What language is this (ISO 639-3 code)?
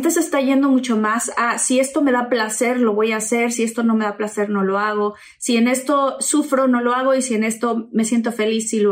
spa